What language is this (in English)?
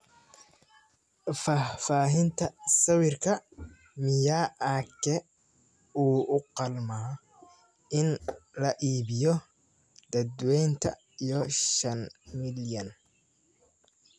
Somali